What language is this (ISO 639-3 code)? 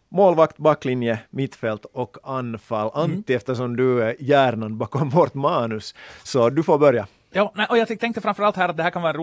swe